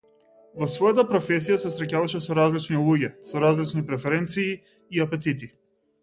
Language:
Macedonian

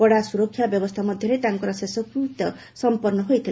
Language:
Odia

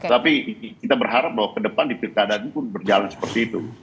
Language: Indonesian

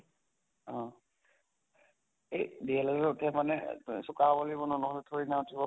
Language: Assamese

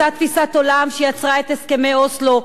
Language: Hebrew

